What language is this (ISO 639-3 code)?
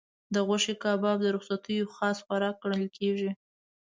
pus